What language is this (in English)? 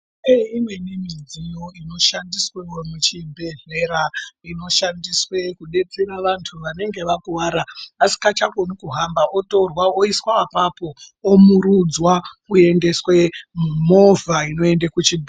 Ndau